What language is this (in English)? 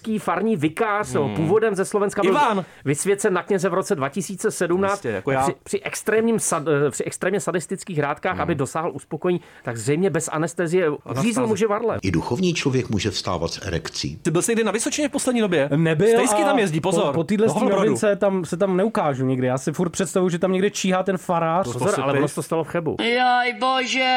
Czech